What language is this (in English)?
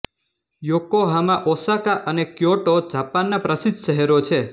Gujarati